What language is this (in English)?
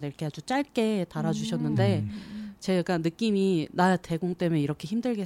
Korean